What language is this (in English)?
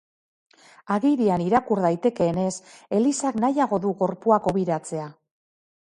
Basque